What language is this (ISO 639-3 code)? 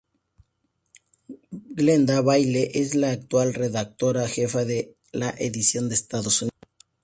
spa